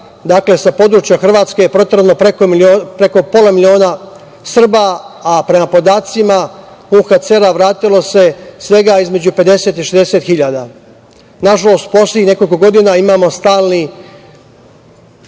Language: Serbian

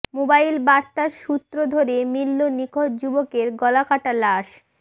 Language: Bangla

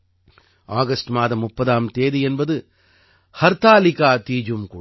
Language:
Tamil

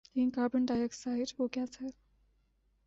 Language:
Urdu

